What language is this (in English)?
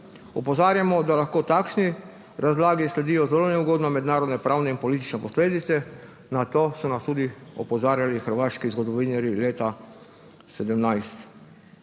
Slovenian